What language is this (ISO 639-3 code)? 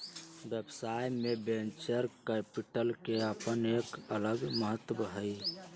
mag